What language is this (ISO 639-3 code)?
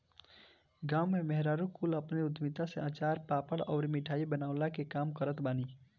bho